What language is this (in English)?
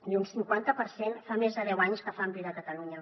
Catalan